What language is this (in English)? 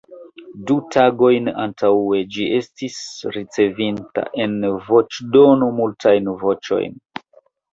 Esperanto